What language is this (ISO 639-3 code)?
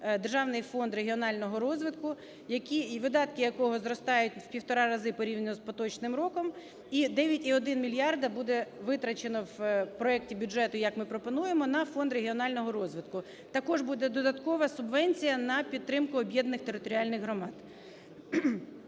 ukr